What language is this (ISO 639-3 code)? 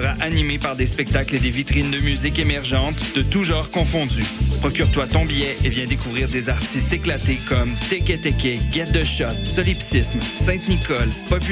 fra